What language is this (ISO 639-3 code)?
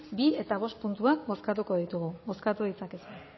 eus